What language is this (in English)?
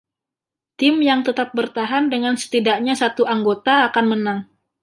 Indonesian